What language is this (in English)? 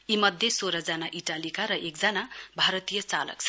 Nepali